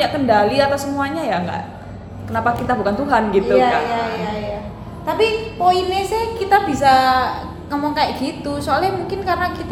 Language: Indonesian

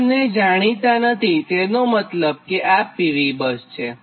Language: Gujarati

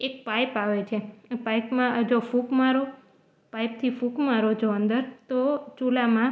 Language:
Gujarati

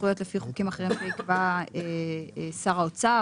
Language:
Hebrew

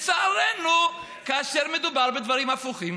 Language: Hebrew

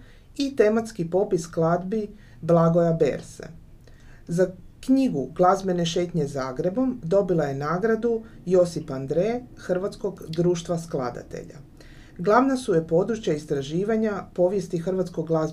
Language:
Croatian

